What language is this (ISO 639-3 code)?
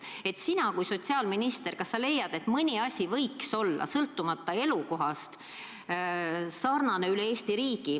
est